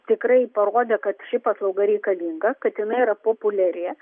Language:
Lithuanian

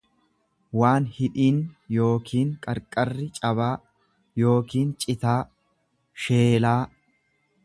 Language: Oromo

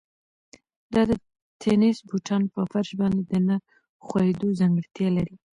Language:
Pashto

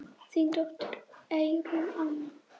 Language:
Icelandic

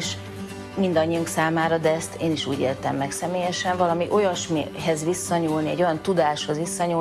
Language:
Hungarian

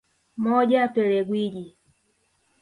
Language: Swahili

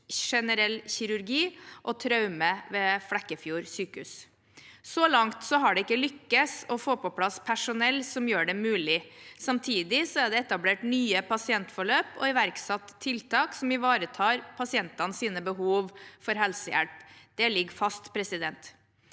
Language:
Norwegian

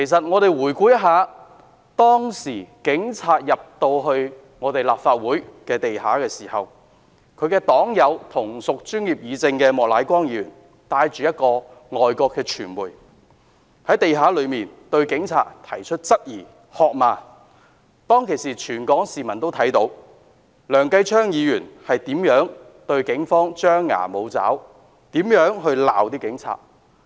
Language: Cantonese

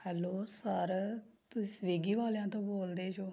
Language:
Punjabi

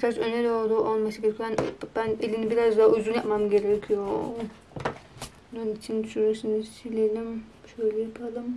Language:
Turkish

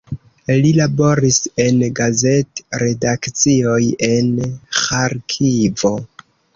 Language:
Esperanto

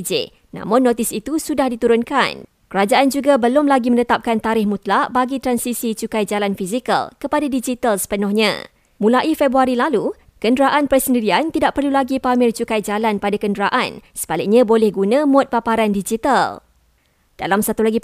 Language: Malay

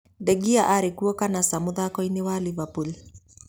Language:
Kikuyu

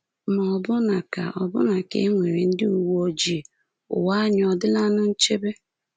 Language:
Igbo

